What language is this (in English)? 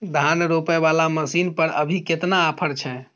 Maithili